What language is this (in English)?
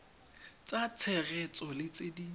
Tswana